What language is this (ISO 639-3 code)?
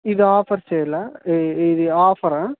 tel